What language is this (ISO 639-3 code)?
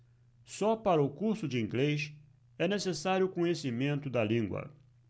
por